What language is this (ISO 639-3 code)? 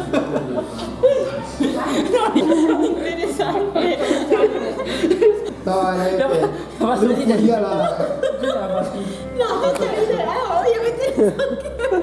ita